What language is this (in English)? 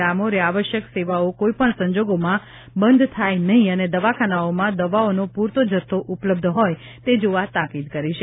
Gujarati